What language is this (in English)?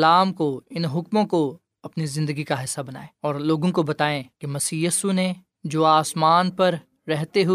Urdu